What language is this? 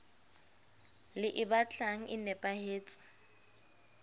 Southern Sotho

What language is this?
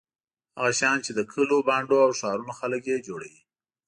Pashto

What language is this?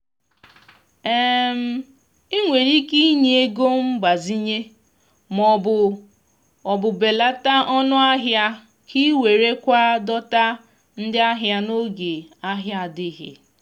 Igbo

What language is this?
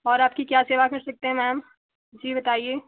Hindi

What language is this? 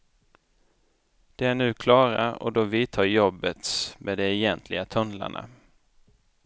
Swedish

